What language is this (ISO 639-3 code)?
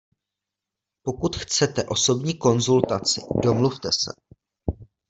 ces